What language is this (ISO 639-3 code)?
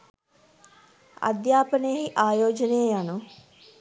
sin